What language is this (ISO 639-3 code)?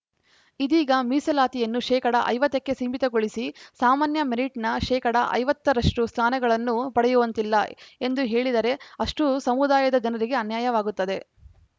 kan